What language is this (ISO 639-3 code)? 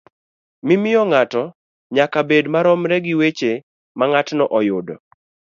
luo